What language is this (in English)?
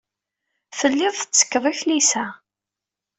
Kabyle